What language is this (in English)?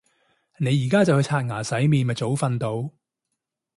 Cantonese